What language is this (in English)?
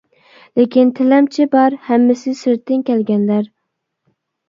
Uyghur